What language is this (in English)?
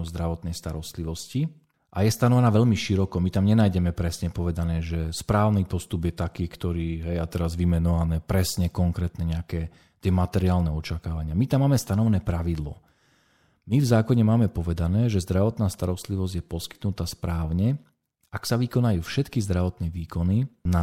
Slovak